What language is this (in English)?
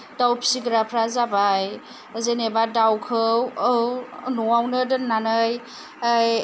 Bodo